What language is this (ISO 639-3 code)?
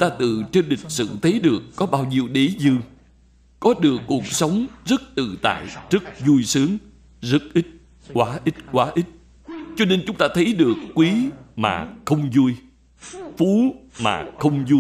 vie